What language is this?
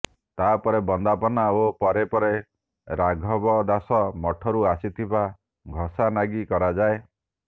Odia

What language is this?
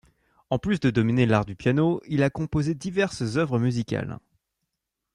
French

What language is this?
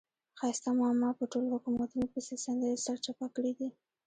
Pashto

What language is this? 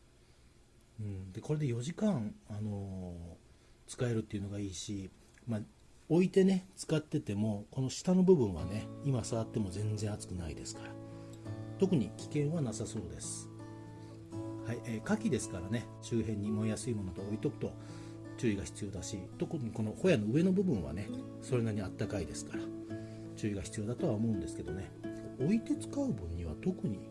Japanese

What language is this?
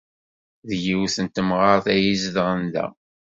Kabyle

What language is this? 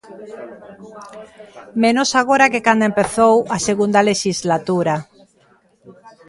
Galician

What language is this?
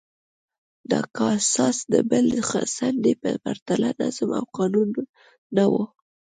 Pashto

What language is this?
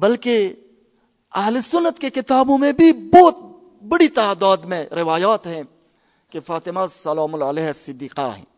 Urdu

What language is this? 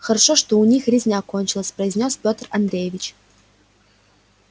Russian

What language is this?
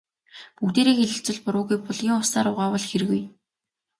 Mongolian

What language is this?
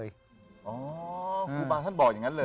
Thai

